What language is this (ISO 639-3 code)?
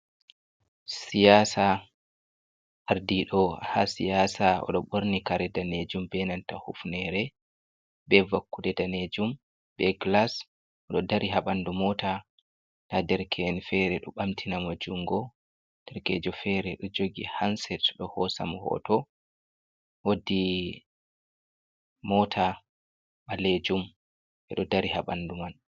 ful